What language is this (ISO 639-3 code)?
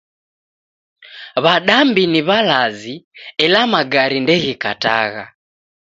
dav